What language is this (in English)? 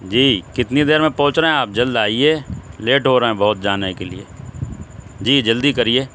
Urdu